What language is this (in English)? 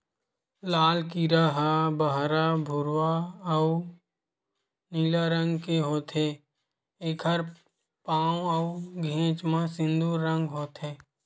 Chhattisgarhi